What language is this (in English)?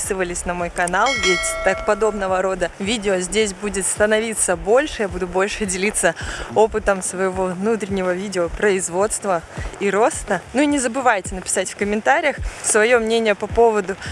Russian